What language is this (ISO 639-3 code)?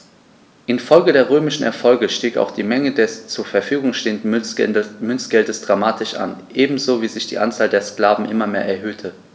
deu